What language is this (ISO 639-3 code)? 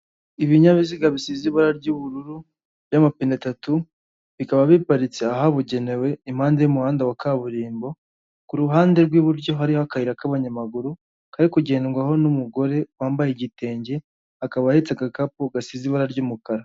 kin